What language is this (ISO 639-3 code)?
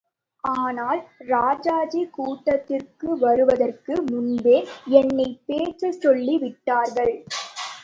tam